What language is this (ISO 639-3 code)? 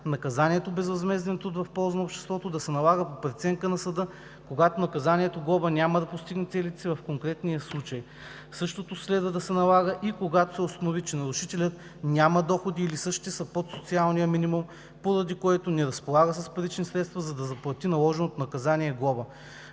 bul